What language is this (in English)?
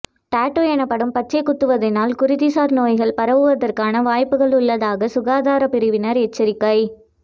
Tamil